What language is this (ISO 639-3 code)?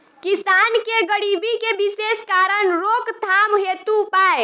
bho